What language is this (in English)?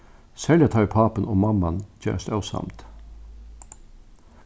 Faroese